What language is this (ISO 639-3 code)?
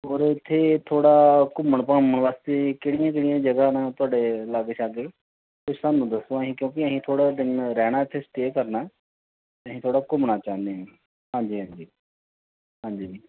pan